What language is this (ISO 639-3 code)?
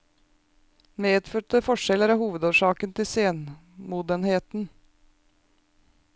nor